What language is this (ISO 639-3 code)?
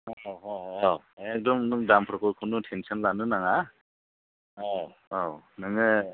brx